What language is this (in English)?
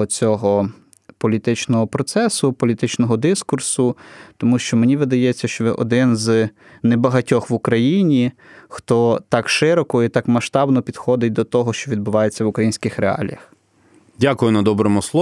Ukrainian